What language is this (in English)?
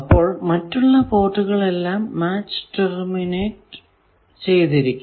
Malayalam